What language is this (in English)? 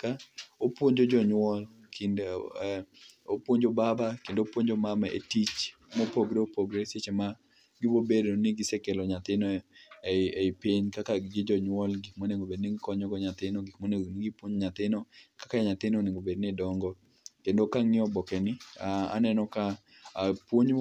Luo (Kenya and Tanzania)